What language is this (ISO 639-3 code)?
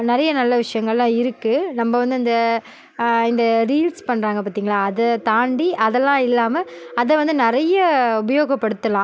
tam